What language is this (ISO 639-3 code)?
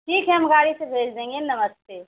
hin